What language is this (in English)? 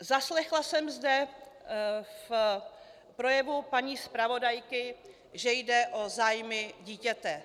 Czech